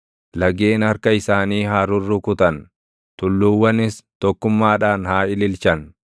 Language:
Oromo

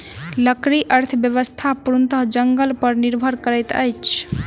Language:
Maithili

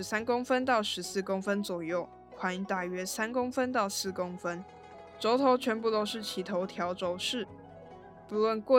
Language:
Chinese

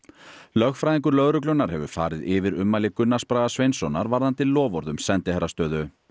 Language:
Icelandic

